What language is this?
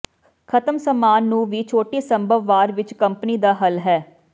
Punjabi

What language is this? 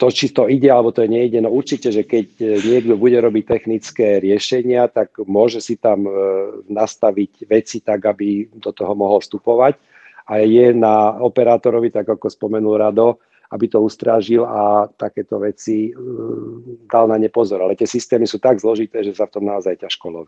Slovak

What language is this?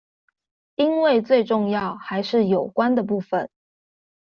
Chinese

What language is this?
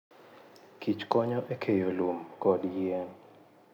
Luo (Kenya and Tanzania)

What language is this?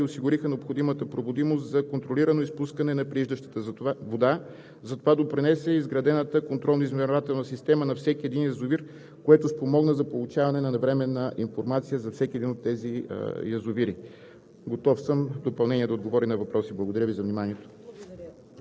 Bulgarian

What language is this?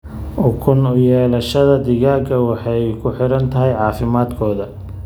Somali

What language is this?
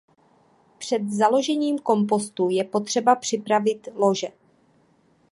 Czech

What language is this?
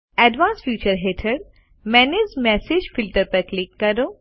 Gujarati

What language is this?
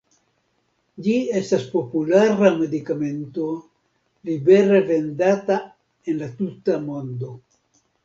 Esperanto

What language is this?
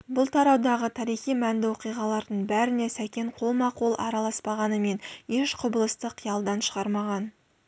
Kazakh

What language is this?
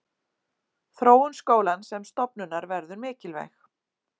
Icelandic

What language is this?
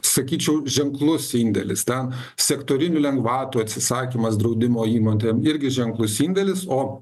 Lithuanian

